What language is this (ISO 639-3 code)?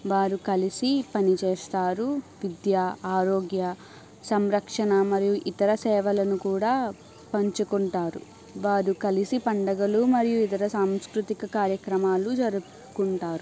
tel